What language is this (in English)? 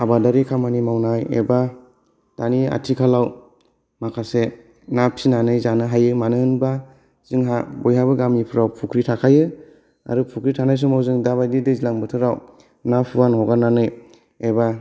Bodo